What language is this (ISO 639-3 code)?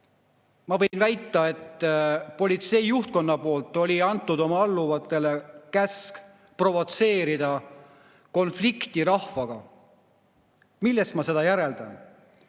est